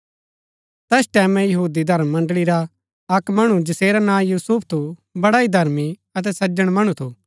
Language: Gaddi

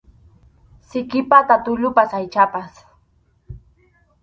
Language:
Arequipa-La Unión Quechua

